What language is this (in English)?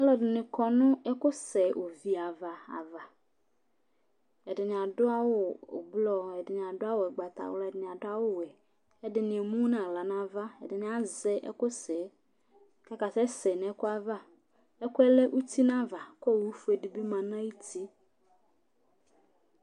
Ikposo